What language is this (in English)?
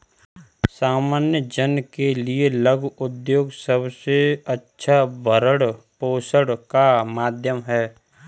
Hindi